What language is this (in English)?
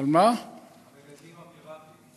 Hebrew